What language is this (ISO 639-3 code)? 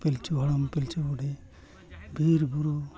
sat